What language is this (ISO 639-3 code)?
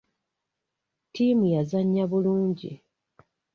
lug